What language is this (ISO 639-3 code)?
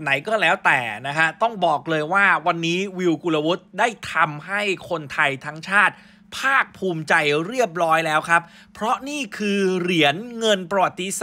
tha